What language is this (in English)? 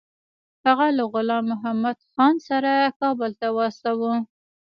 Pashto